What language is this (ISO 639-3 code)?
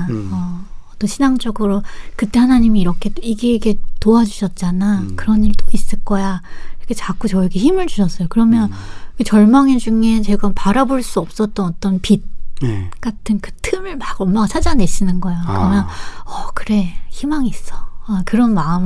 kor